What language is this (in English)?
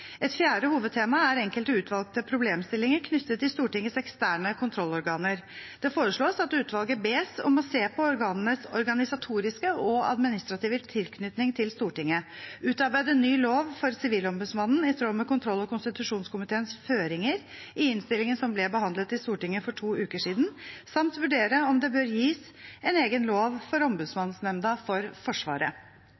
Norwegian Bokmål